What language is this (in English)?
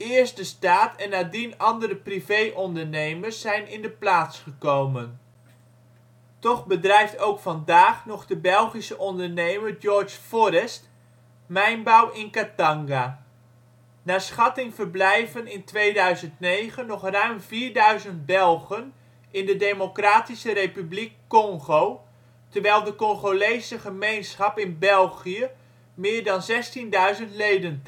Dutch